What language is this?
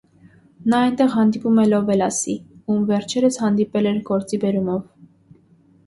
Armenian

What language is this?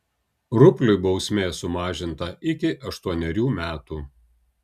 Lithuanian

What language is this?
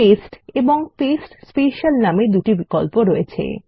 Bangla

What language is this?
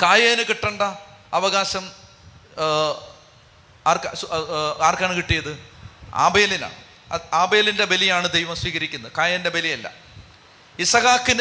Malayalam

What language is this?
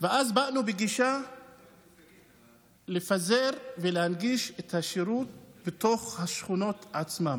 Hebrew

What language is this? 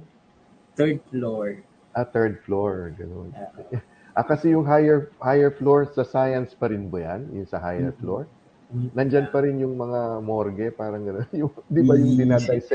Filipino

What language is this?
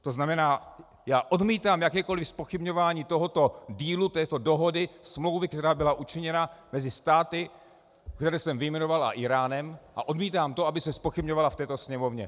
Czech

